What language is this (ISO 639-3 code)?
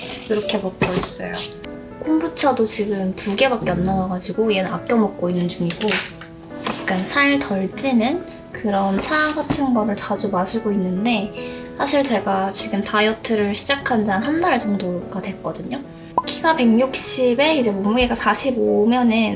kor